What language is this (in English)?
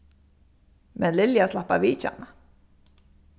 Faroese